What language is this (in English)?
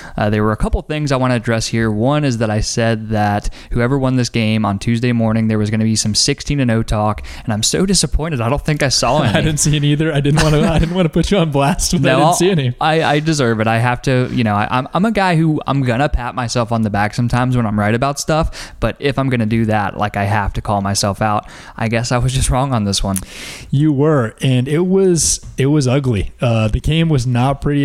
English